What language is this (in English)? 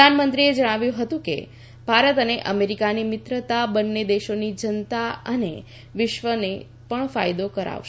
Gujarati